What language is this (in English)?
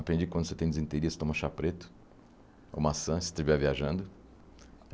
Portuguese